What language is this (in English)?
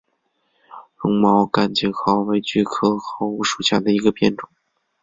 Chinese